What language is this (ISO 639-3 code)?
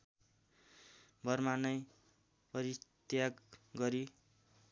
nep